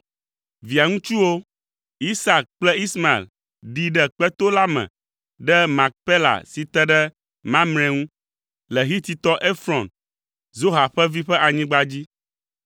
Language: Ewe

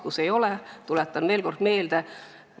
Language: Estonian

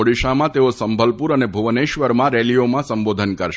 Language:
Gujarati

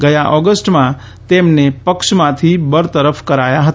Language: Gujarati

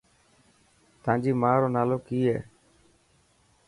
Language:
Dhatki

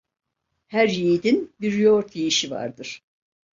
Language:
Turkish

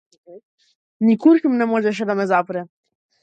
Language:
Macedonian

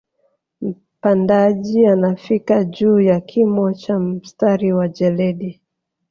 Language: Swahili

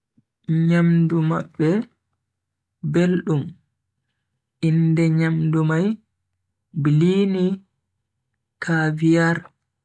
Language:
Bagirmi Fulfulde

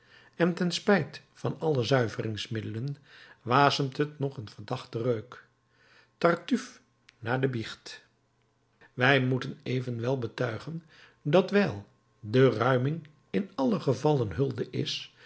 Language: Dutch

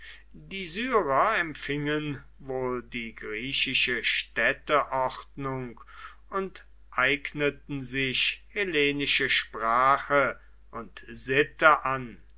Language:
German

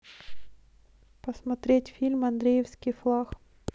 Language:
Russian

